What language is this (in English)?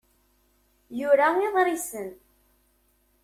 Kabyle